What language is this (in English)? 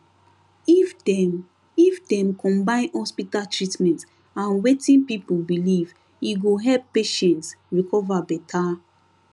Nigerian Pidgin